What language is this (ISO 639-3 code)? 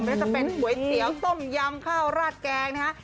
tha